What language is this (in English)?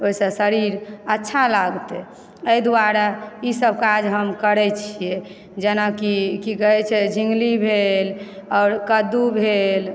Maithili